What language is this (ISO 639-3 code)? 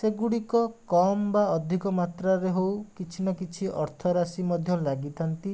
ori